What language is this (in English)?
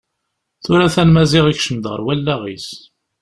Kabyle